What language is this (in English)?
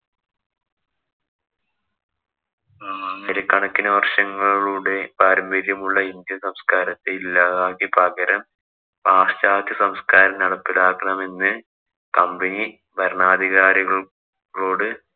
Malayalam